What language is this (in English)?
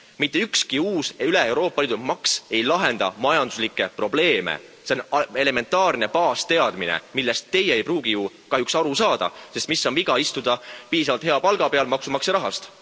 Estonian